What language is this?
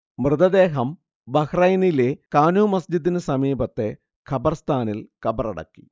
Malayalam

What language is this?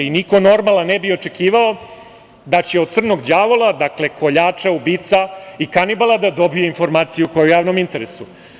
Serbian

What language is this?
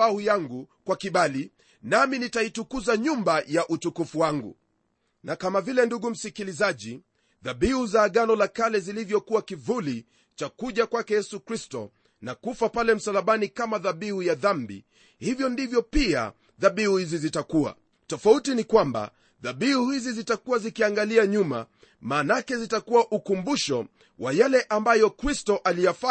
Swahili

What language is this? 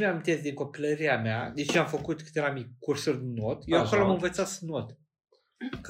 Romanian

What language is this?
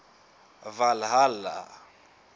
Southern Sotho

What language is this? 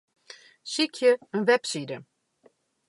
Western Frisian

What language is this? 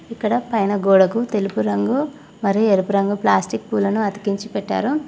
Telugu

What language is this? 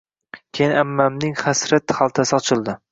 Uzbek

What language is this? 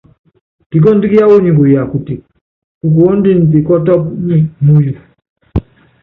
Yangben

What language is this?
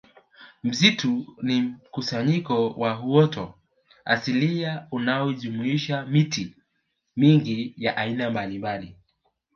Swahili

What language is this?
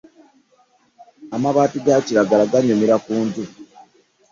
Ganda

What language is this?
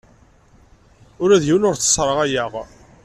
Kabyle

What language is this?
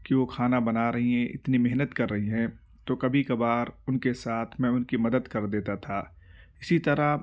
Urdu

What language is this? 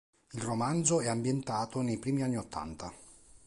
Italian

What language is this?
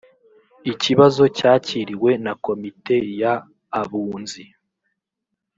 Kinyarwanda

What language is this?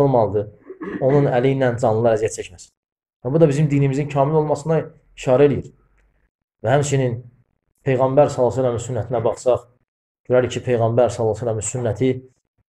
Turkish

